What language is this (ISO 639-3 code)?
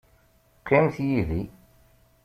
kab